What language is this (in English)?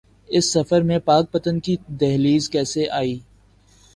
Urdu